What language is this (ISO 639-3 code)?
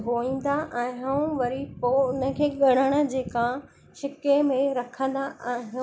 snd